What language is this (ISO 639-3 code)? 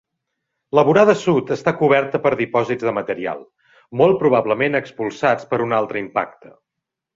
cat